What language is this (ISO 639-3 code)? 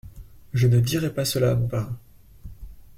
fra